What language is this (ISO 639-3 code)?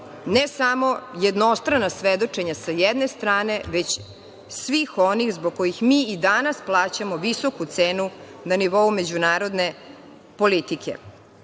srp